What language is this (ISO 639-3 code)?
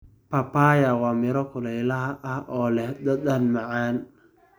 som